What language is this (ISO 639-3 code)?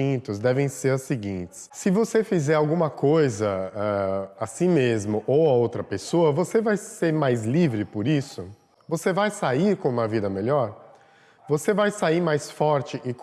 por